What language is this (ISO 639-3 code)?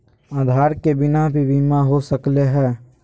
mag